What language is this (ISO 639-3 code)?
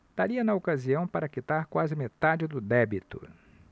por